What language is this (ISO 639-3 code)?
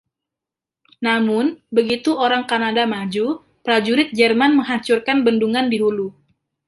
ind